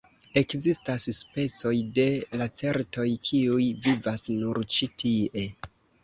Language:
Esperanto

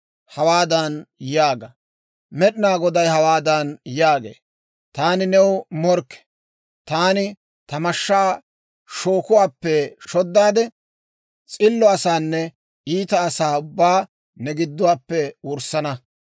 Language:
Dawro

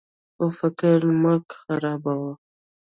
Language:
Pashto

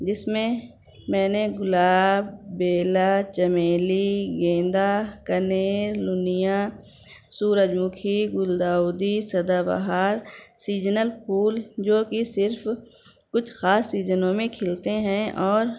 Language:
Urdu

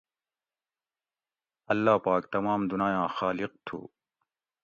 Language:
Gawri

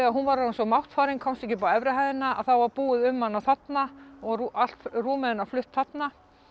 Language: Icelandic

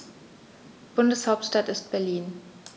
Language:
German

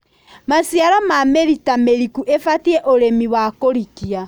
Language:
Kikuyu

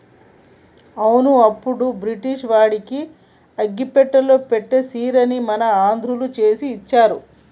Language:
Telugu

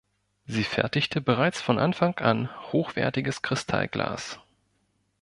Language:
German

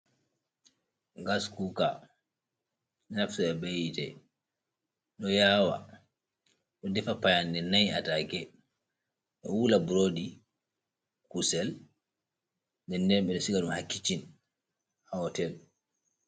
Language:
Fula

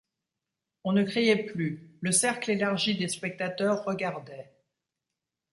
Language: French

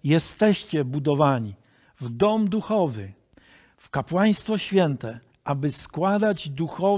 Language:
Polish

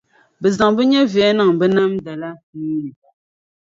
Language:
Dagbani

